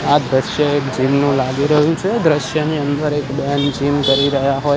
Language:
Gujarati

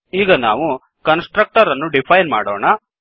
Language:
Kannada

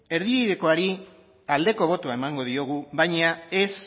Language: Basque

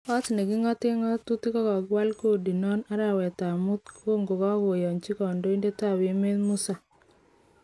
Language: Kalenjin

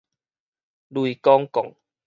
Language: Min Nan Chinese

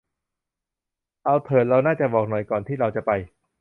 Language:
Thai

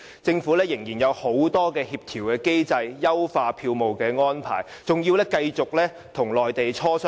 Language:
Cantonese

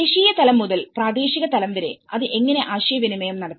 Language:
Malayalam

